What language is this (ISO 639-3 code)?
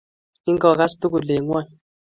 kln